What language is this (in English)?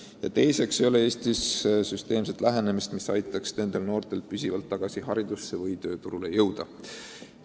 Estonian